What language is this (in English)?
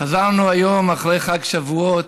Hebrew